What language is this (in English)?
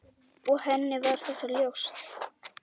Icelandic